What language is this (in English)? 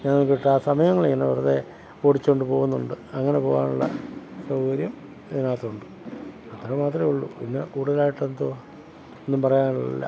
Malayalam